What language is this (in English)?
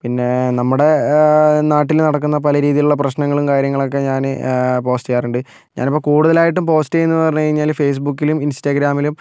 Malayalam